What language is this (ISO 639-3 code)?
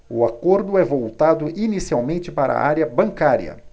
por